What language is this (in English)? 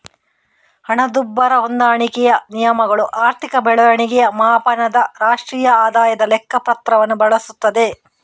Kannada